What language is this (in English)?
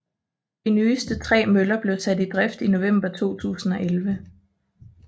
Danish